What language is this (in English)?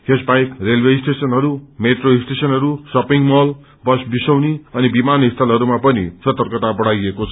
Nepali